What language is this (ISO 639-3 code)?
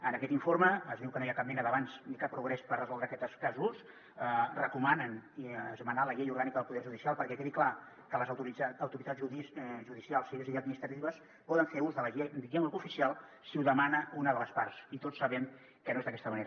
cat